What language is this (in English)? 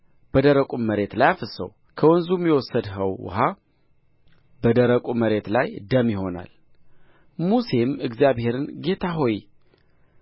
Amharic